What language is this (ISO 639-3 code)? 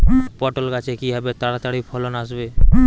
ben